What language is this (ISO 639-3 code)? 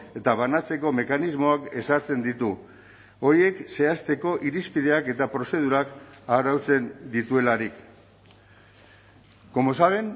eus